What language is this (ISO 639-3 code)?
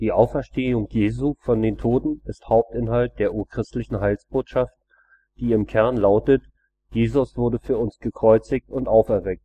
deu